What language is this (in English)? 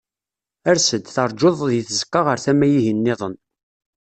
Kabyle